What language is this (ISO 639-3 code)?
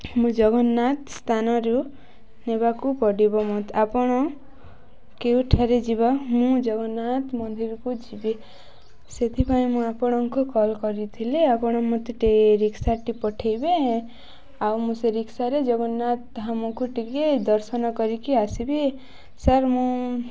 ori